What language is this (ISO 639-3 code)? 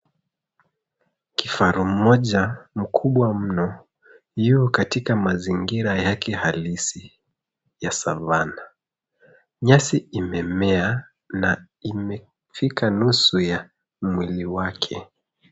swa